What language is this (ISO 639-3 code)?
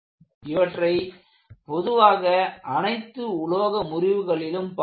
tam